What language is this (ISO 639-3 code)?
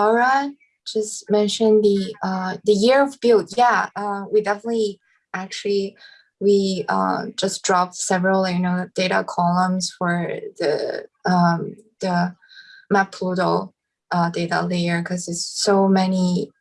eng